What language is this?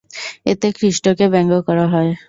Bangla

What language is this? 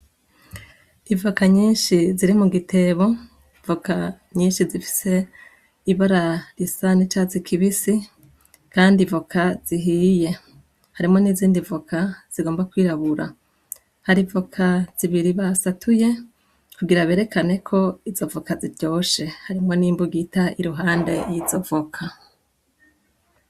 Rundi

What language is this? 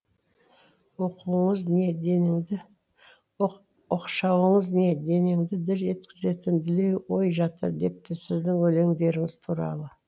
Kazakh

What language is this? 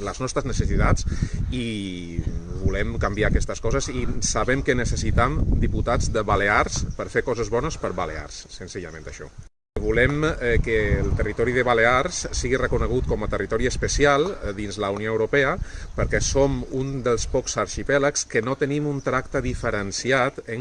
Catalan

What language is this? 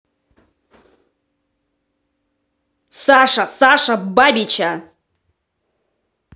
Russian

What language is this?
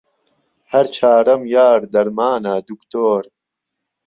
Central Kurdish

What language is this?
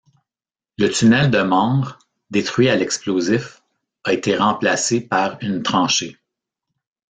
French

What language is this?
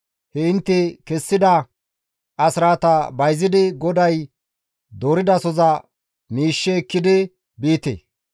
Gamo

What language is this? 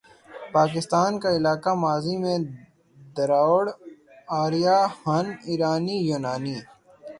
Urdu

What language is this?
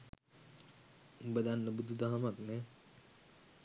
Sinhala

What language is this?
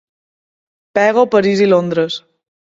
Catalan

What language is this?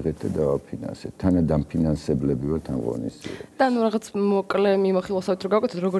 Romanian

